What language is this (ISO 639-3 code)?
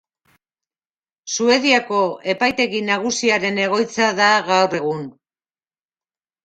eus